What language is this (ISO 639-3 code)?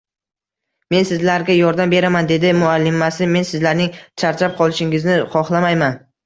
uzb